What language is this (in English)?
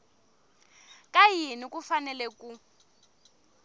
Tsonga